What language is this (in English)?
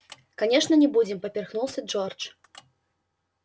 Russian